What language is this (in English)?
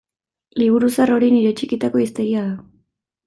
Basque